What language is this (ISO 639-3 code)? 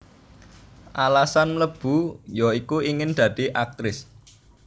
jav